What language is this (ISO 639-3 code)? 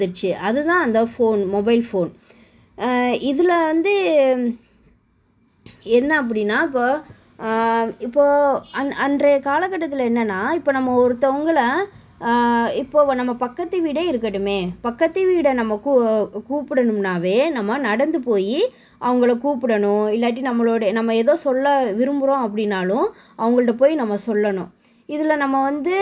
tam